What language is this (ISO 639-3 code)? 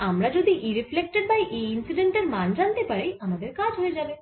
ben